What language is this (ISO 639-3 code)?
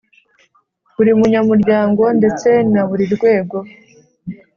kin